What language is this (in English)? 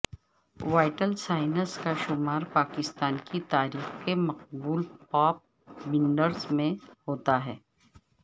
Urdu